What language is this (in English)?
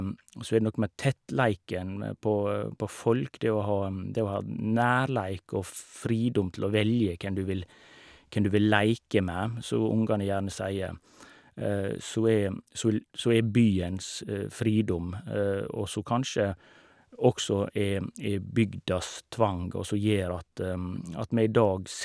Norwegian